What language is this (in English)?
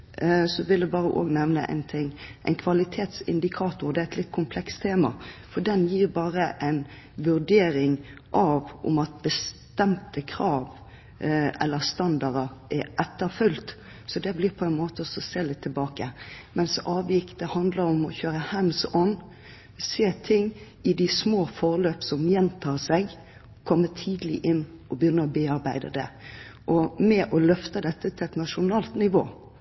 Norwegian Bokmål